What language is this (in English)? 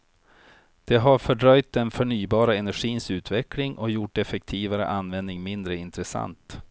Swedish